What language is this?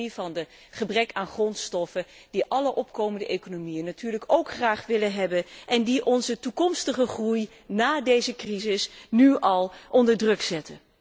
Dutch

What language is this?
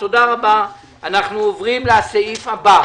Hebrew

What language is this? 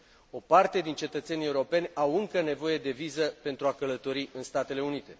Romanian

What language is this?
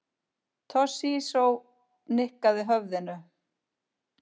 Icelandic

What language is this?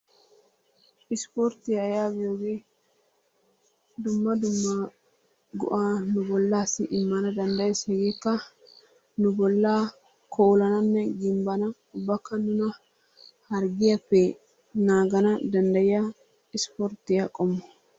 Wolaytta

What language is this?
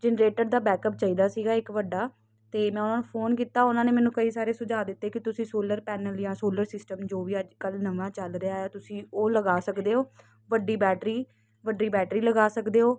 Punjabi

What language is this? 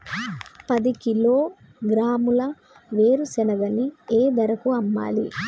Telugu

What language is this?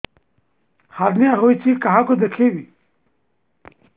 Odia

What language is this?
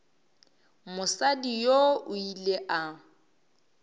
Northern Sotho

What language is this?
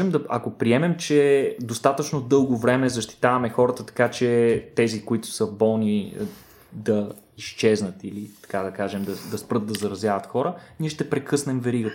Bulgarian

